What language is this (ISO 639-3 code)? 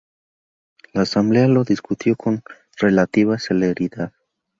spa